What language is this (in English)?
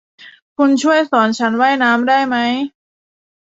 Thai